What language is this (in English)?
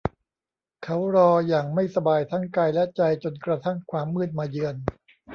Thai